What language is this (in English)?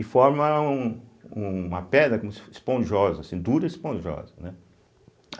Portuguese